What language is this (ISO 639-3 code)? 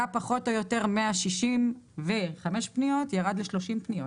heb